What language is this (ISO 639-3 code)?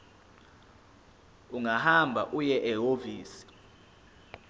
zul